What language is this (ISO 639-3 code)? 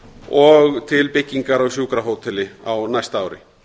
isl